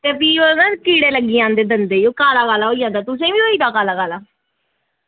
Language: Dogri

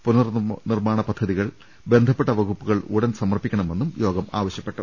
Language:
Malayalam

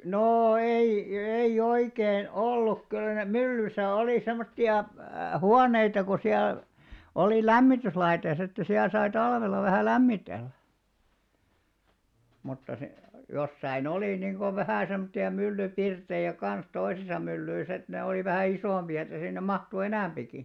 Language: Finnish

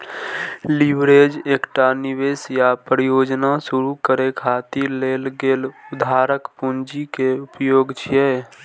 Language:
Maithili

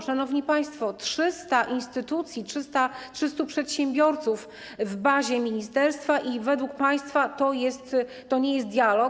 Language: Polish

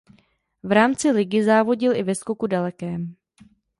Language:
Czech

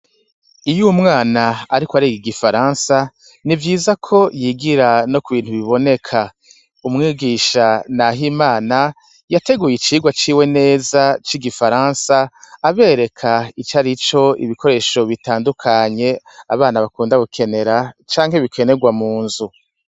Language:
Rundi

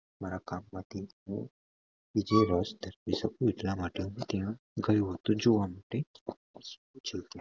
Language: Gujarati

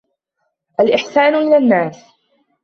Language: Arabic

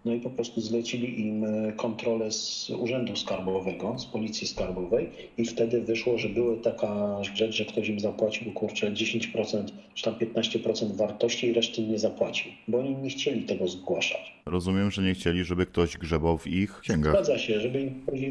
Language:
Polish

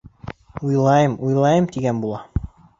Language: Bashkir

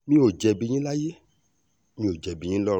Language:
Yoruba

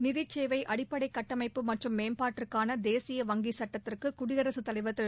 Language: Tamil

